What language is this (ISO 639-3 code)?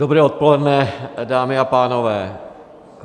ces